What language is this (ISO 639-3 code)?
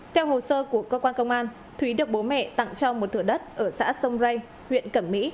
vie